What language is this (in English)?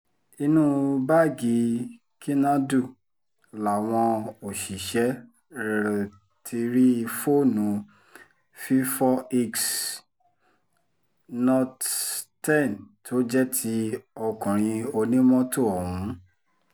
Yoruba